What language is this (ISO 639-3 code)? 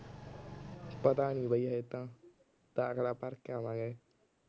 pan